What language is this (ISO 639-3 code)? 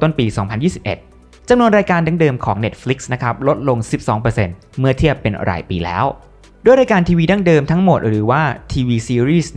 tha